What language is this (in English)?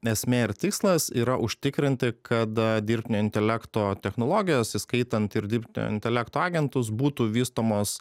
Lithuanian